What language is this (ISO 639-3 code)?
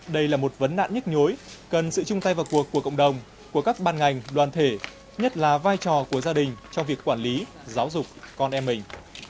vie